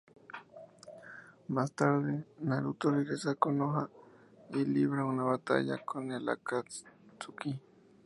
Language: Spanish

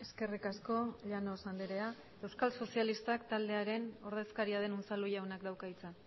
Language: Basque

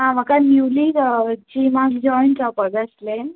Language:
Konkani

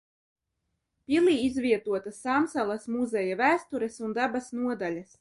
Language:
Latvian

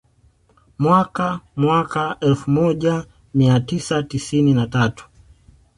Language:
Swahili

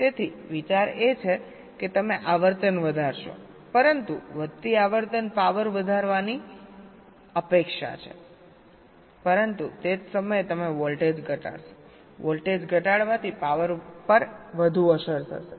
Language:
Gujarati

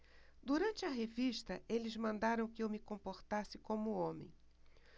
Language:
Portuguese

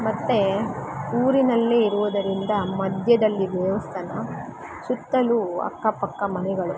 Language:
Kannada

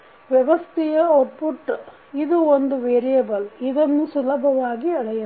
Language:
Kannada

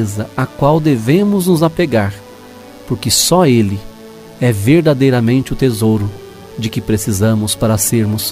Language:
Portuguese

